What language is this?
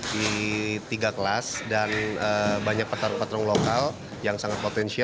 Indonesian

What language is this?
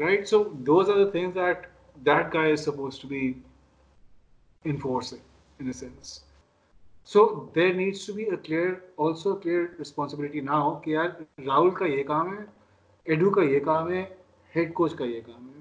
Urdu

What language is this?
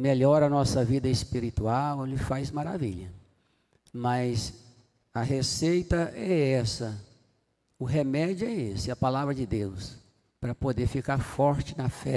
Portuguese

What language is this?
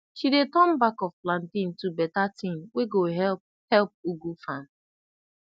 Nigerian Pidgin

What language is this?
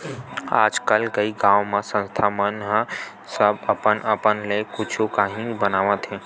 Chhattisgarhi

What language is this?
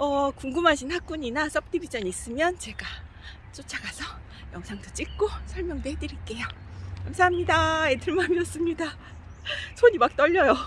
Korean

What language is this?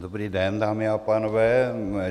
Czech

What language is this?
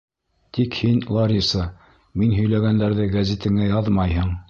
Bashkir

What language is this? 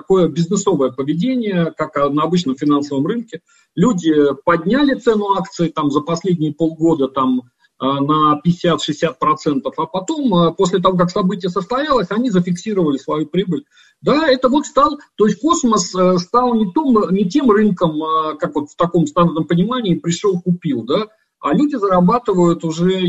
Russian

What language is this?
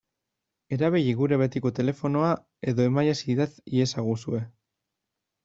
Basque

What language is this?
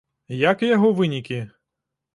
Belarusian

